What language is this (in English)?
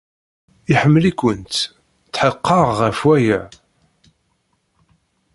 Kabyle